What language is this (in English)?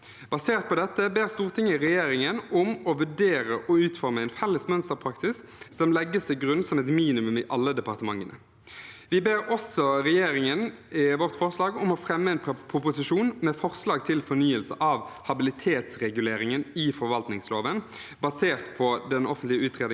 Norwegian